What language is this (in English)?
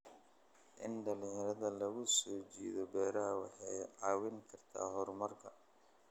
Somali